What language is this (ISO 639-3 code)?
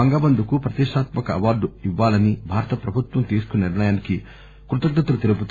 tel